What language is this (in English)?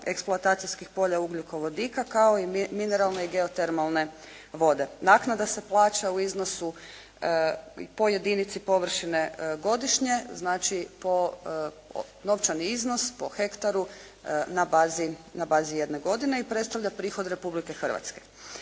Croatian